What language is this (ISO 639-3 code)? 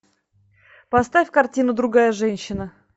rus